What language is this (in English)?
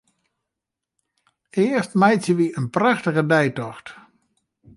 Western Frisian